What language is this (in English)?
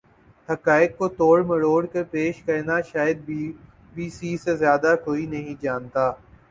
Urdu